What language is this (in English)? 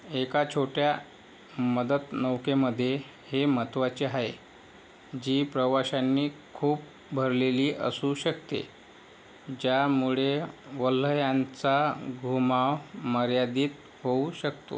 Marathi